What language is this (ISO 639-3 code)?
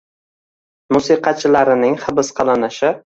uzb